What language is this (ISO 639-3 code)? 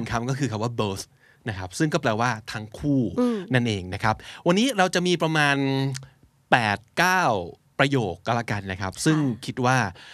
tha